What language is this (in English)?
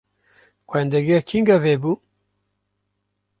Kurdish